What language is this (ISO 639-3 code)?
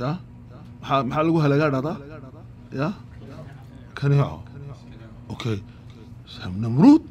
ara